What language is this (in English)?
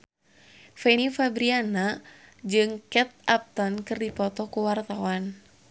Sundanese